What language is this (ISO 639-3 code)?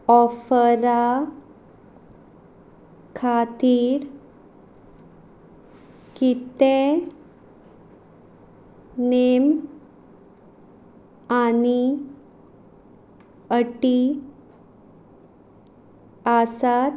kok